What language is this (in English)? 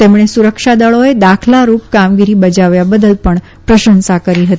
Gujarati